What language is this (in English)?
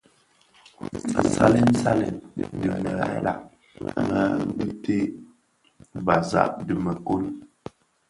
Bafia